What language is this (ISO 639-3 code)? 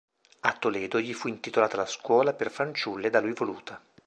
ita